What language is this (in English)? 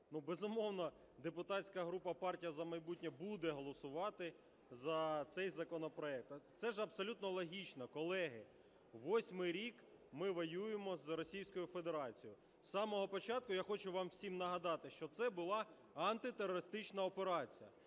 Ukrainian